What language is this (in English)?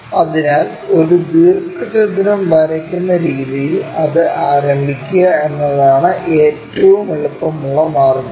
Malayalam